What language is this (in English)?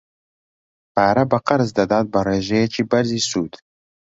Central Kurdish